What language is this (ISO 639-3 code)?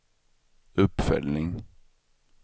swe